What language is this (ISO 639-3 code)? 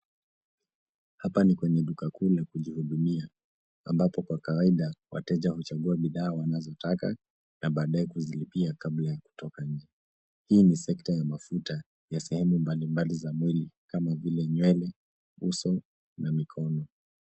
swa